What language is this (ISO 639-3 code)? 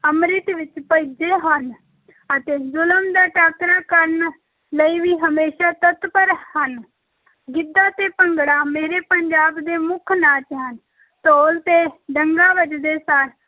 pan